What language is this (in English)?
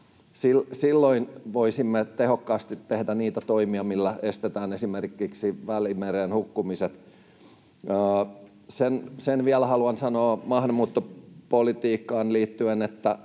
Finnish